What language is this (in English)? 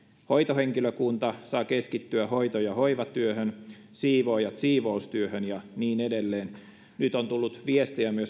Finnish